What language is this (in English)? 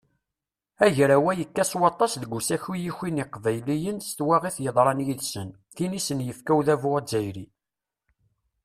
Kabyle